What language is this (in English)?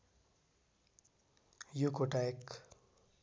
Nepali